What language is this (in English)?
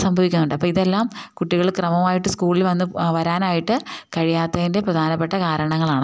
Malayalam